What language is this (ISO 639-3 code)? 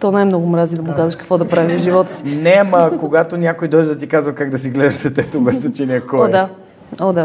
bul